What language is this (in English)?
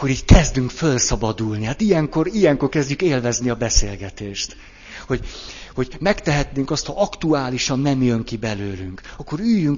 Hungarian